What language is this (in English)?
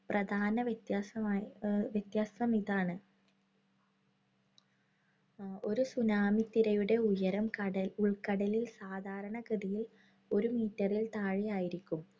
Malayalam